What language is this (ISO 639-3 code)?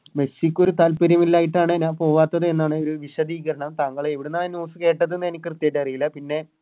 mal